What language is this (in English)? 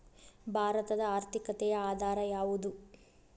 Kannada